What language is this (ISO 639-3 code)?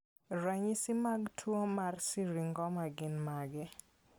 luo